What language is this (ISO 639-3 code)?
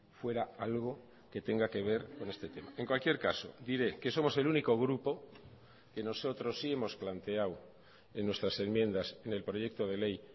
spa